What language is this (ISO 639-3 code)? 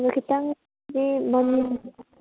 mni